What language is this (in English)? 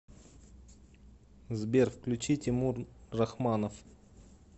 Russian